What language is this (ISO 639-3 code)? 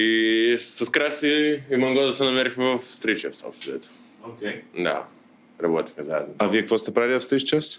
bul